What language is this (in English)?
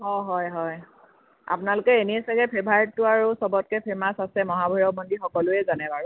Assamese